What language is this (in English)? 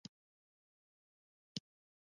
Pashto